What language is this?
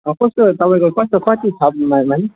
Nepali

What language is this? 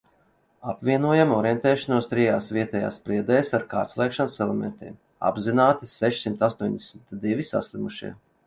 Latvian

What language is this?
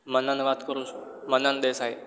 Gujarati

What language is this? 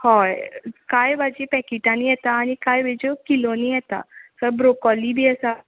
Konkani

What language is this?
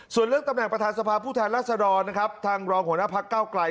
Thai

